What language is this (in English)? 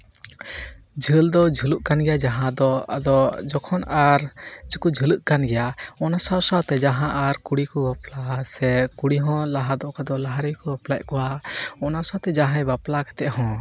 Santali